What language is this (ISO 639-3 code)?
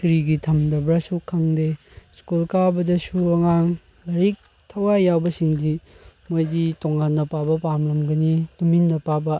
mni